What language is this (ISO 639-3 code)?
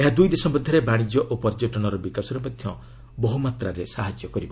ori